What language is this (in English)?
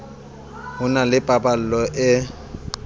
Southern Sotho